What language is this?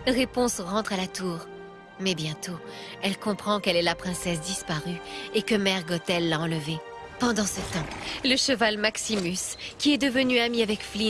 French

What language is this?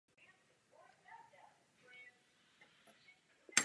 Czech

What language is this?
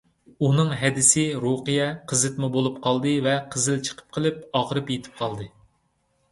Uyghur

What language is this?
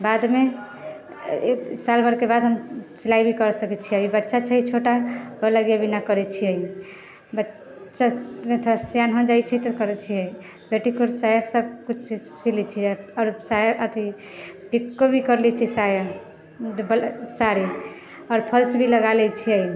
Maithili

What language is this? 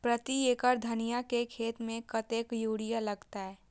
Maithili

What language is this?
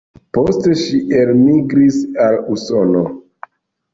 Esperanto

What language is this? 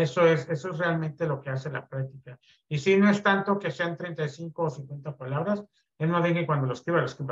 Spanish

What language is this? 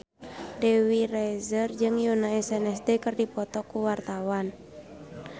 Sundanese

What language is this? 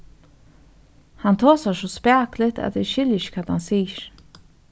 Faroese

